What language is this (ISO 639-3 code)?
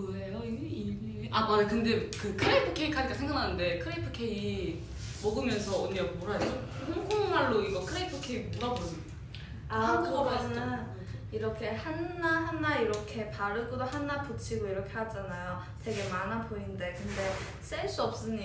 kor